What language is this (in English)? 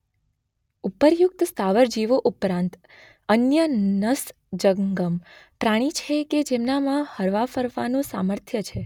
Gujarati